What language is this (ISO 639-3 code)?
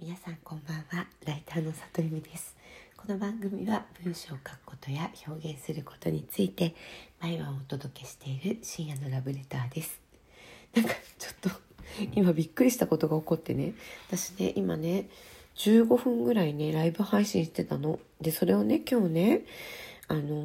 jpn